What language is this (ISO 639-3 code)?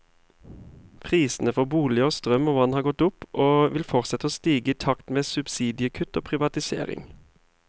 nor